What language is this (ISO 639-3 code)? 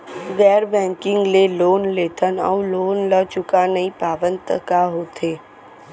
hne